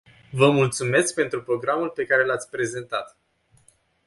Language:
Romanian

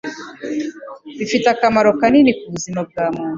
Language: Kinyarwanda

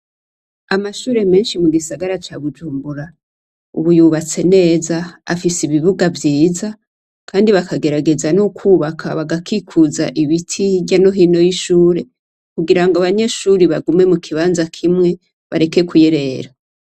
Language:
Rundi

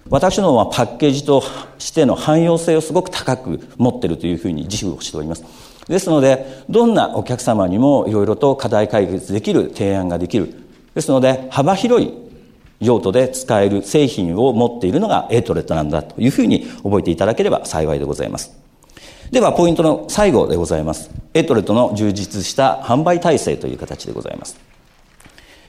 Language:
Japanese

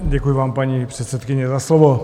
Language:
Czech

